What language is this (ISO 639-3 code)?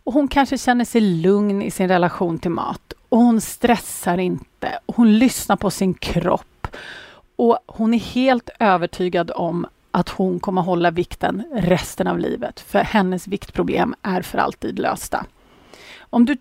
swe